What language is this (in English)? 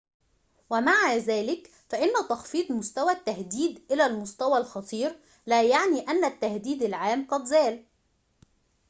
Arabic